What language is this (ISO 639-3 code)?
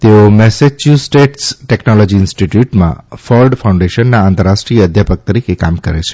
guj